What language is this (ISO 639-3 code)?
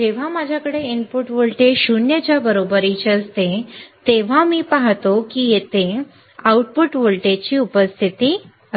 mar